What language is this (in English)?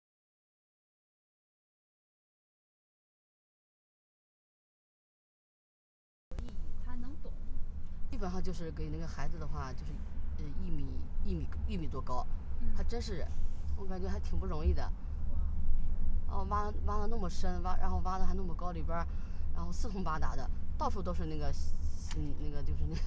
Chinese